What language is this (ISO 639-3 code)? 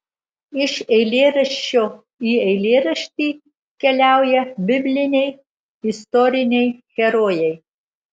lit